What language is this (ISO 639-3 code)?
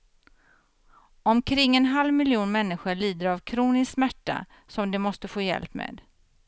swe